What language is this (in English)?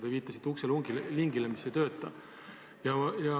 Estonian